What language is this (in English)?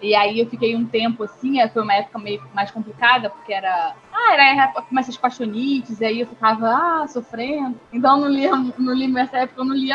Portuguese